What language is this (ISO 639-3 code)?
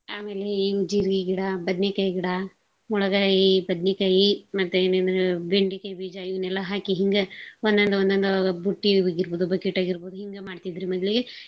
kan